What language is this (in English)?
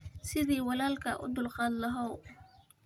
Somali